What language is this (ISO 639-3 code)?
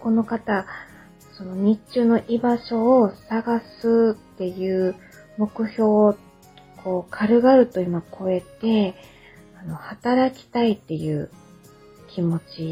jpn